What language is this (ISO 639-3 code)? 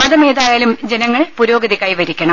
mal